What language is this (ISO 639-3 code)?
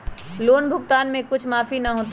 mag